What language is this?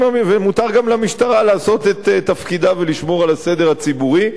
Hebrew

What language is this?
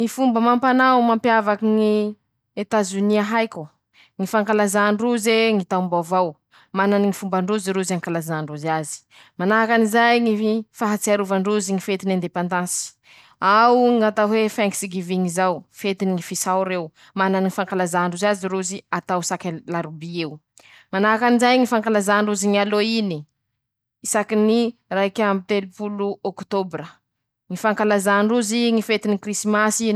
Masikoro Malagasy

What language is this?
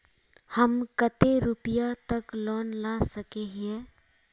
Magahi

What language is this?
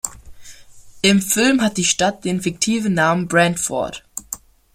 German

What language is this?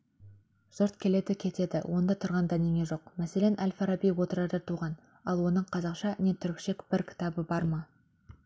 Kazakh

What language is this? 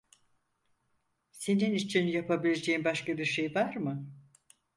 Turkish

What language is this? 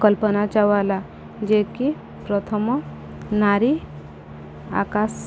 Odia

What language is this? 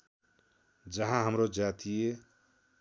Nepali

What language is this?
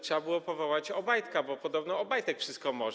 Polish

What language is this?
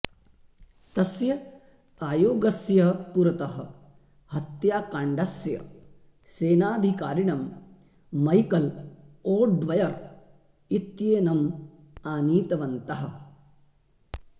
Sanskrit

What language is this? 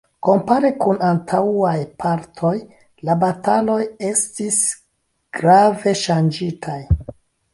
Esperanto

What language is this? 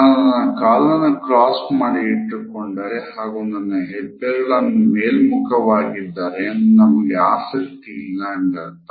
Kannada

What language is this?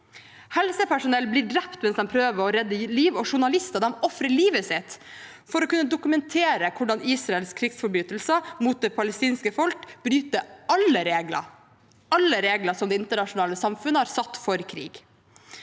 Norwegian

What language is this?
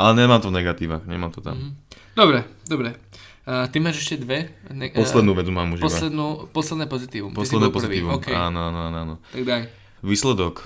Slovak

